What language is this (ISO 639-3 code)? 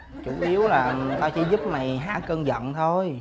vie